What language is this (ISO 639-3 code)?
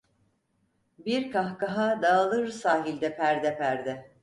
tur